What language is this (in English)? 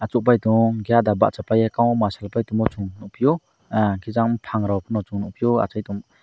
Kok Borok